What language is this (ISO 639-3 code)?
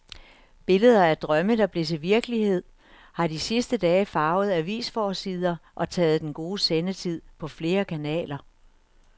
dan